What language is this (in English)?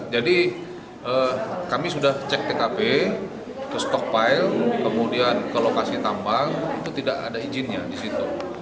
Indonesian